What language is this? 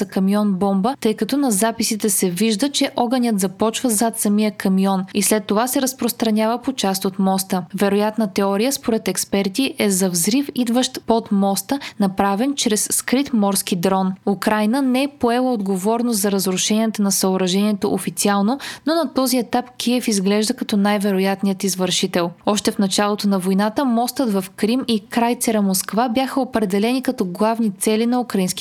Bulgarian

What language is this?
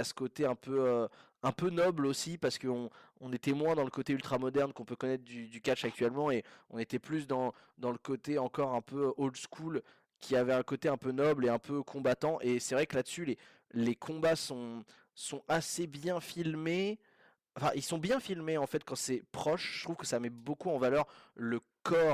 French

